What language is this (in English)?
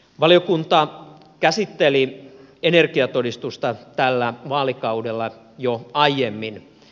Finnish